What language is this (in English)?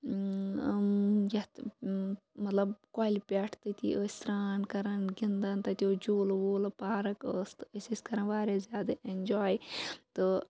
Kashmiri